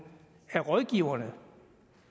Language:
Danish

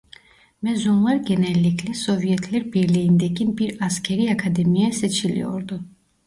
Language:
Turkish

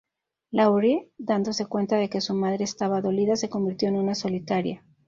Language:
Spanish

